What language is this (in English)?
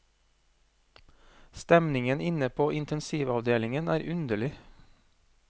Norwegian